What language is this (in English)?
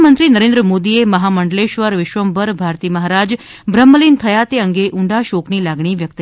Gujarati